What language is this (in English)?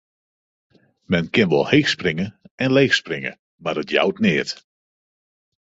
Western Frisian